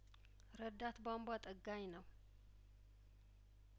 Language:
Amharic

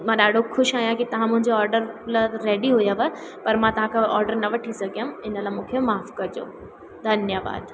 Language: Sindhi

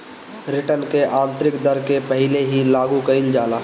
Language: Bhojpuri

